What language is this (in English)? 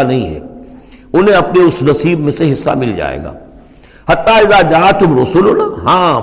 Urdu